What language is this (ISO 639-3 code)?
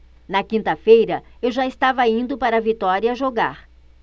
por